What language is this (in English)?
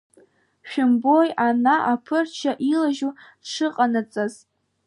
Abkhazian